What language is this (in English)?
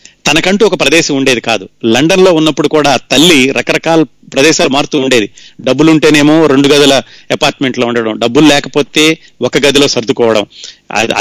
Telugu